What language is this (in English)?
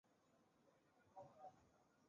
Chinese